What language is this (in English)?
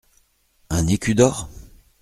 French